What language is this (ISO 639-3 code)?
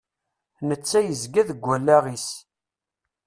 kab